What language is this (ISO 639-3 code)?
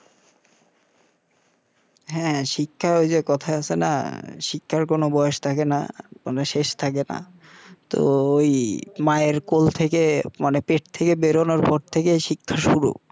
ben